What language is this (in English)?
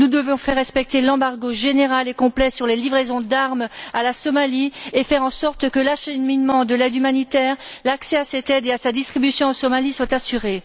French